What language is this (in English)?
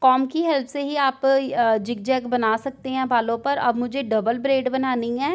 Hindi